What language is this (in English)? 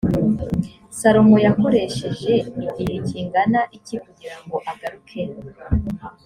Kinyarwanda